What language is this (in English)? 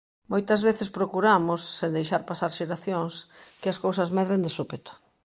Galician